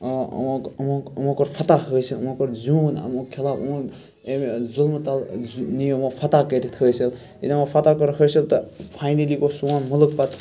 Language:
Kashmiri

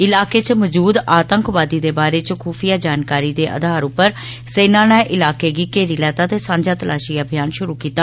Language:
Dogri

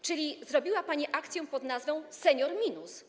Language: Polish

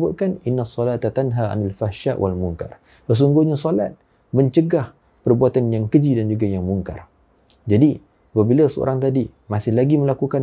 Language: Malay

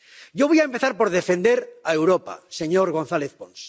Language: Spanish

